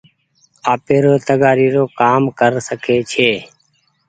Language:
Goaria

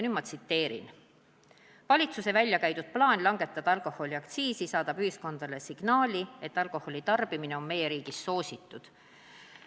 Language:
Estonian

